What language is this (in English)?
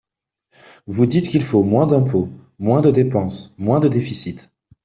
French